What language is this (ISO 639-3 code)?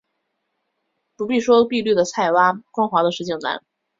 zho